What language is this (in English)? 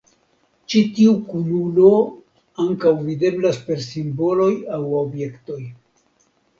Esperanto